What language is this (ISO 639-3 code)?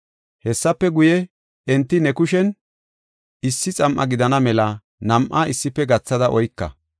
gof